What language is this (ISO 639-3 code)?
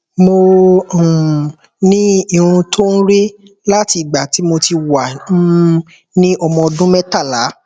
yor